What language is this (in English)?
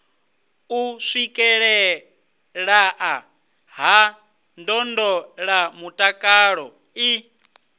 Venda